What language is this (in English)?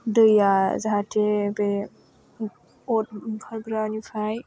Bodo